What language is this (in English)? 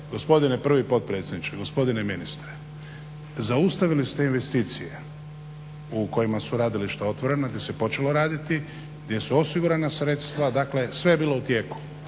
Croatian